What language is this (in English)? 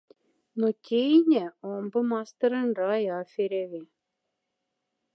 Moksha